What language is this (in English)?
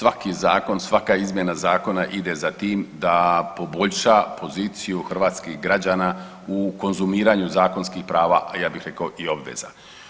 Croatian